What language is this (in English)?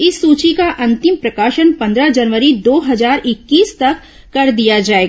Hindi